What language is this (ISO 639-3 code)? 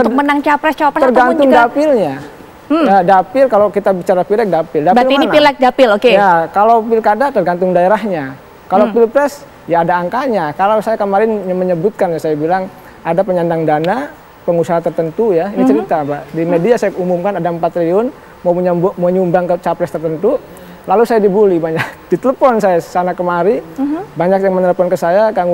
ind